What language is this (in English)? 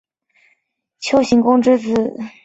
Chinese